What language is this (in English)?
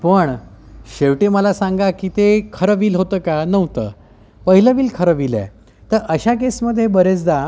Marathi